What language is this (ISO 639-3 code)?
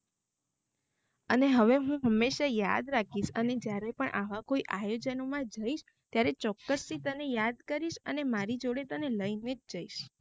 guj